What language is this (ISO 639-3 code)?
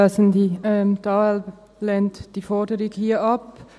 gsw